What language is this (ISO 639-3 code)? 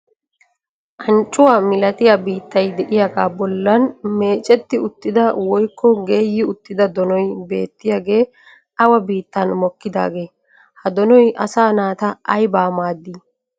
wal